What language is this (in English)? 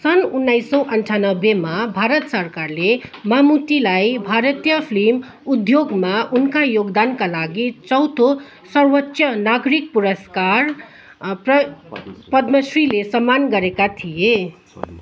Nepali